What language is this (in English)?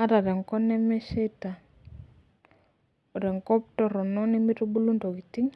Masai